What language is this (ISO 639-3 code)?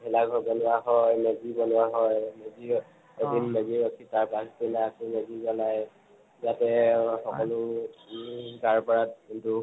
asm